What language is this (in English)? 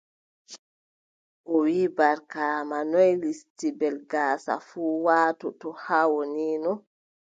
Adamawa Fulfulde